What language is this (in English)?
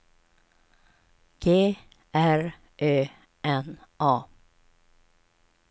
Swedish